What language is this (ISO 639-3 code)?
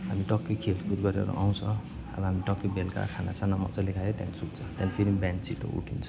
nep